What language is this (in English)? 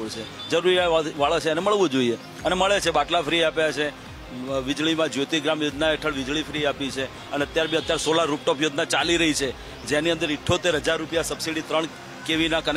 Gujarati